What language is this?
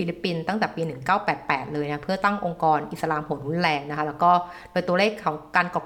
Thai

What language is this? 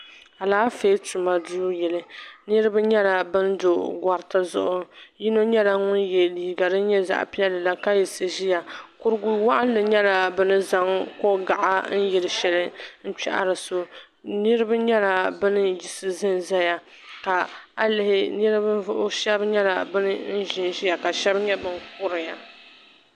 Dagbani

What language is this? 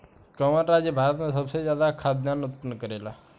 Bhojpuri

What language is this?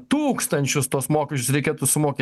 Lithuanian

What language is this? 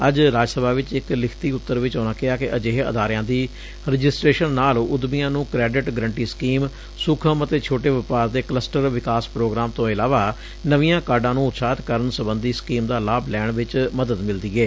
Punjabi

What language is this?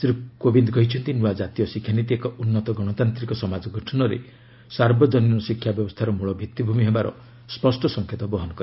Odia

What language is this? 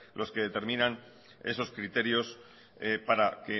Spanish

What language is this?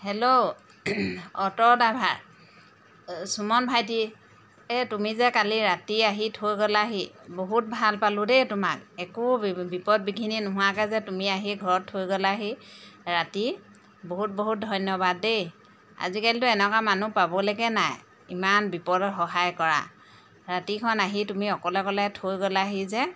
Assamese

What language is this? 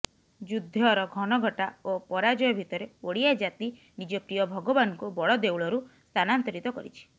Odia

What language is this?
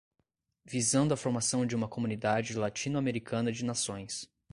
Portuguese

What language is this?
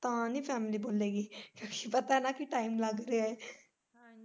Punjabi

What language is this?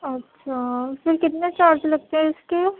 Urdu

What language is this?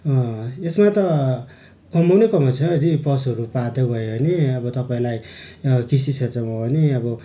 Nepali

